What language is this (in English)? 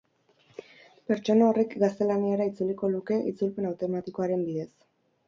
Basque